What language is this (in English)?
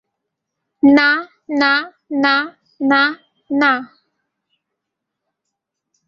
Bangla